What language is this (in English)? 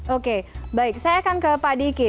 Indonesian